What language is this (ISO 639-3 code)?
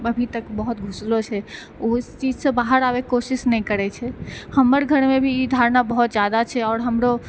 mai